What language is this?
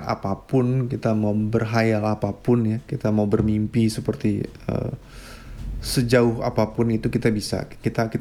Indonesian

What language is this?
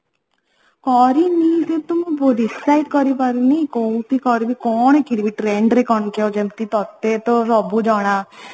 Odia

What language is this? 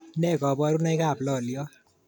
Kalenjin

